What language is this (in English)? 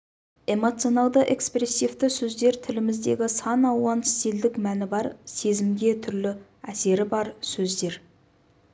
Kazakh